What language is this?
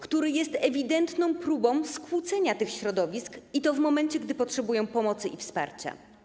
Polish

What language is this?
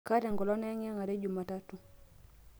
Masai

